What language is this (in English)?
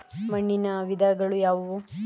Kannada